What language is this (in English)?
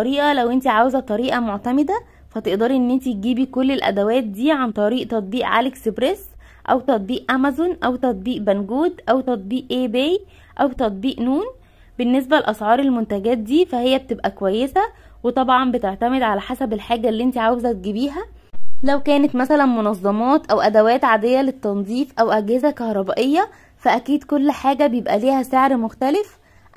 Arabic